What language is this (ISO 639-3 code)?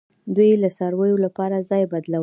pus